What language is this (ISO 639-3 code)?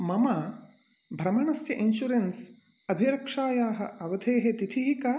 san